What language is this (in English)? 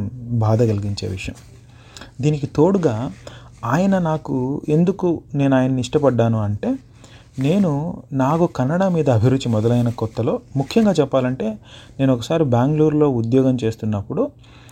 Telugu